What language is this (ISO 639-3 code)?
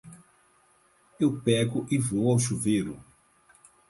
por